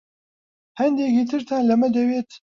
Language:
Central Kurdish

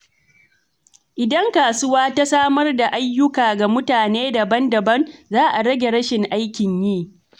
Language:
Hausa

